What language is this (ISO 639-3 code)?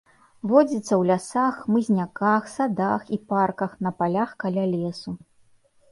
bel